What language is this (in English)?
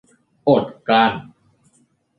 Thai